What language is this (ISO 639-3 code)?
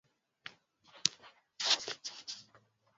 swa